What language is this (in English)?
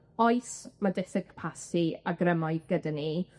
Welsh